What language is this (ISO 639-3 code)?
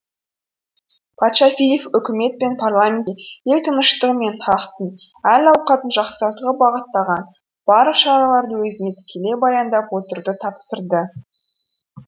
kaz